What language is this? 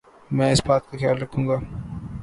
Urdu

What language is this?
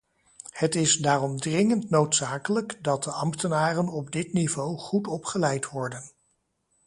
Dutch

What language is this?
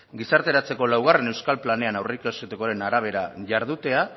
Basque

